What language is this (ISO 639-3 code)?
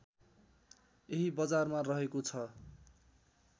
nep